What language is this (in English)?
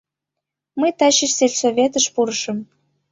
Mari